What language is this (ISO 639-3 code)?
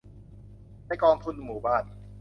tha